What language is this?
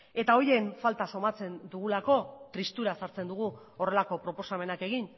Basque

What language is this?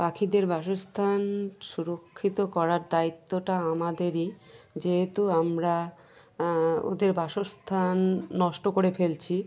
Bangla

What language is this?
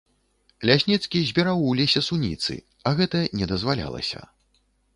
Belarusian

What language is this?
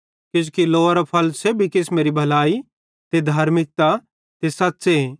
Bhadrawahi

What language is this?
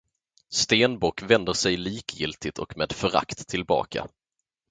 Swedish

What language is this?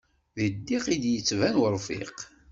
Kabyle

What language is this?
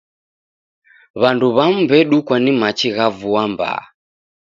Taita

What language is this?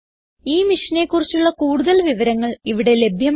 Malayalam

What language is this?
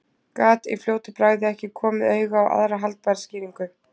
Icelandic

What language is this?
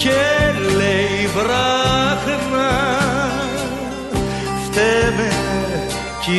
Greek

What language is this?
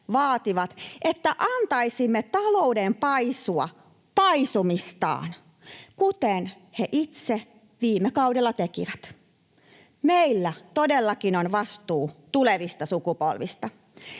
Finnish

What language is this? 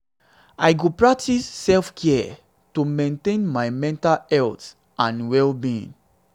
Nigerian Pidgin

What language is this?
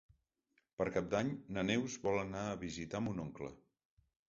Catalan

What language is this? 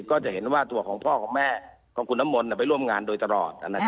Thai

